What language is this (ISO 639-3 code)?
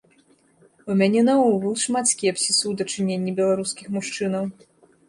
bel